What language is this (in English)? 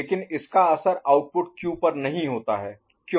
Hindi